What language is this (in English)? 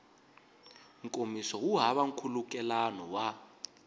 Tsonga